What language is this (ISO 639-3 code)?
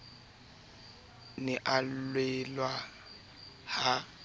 sot